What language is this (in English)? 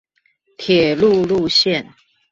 Chinese